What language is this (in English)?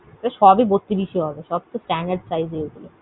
Bangla